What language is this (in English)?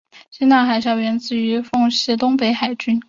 Chinese